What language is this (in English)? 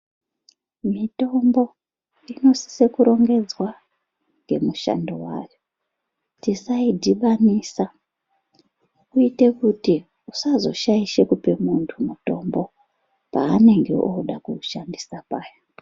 Ndau